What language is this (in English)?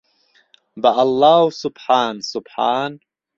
Central Kurdish